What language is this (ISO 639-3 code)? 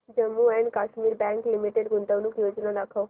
mar